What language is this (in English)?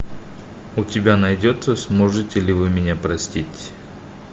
Russian